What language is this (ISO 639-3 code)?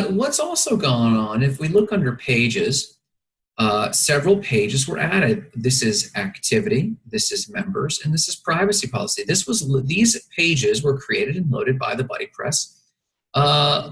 eng